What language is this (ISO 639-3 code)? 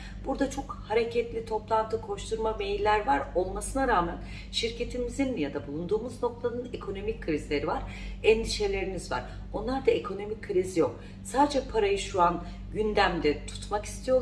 tur